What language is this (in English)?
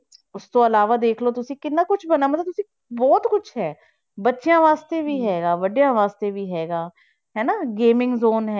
Punjabi